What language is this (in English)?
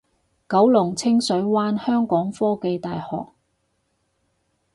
Cantonese